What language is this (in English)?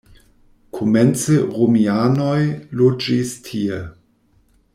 Esperanto